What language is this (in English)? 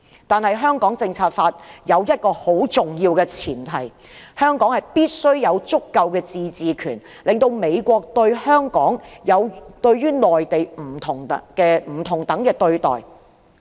Cantonese